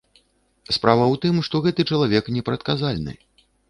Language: Belarusian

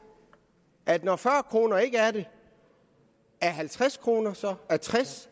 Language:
Danish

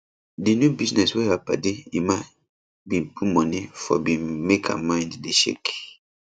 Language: Nigerian Pidgin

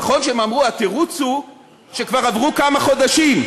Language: Hebrew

